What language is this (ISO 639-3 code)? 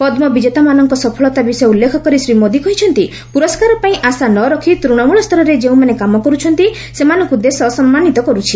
ori